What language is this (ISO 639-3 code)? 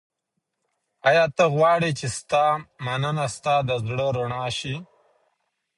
pus